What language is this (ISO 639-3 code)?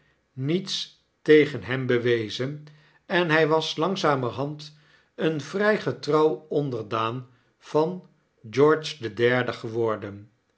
nld